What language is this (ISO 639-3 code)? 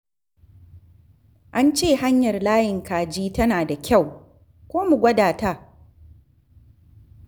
hau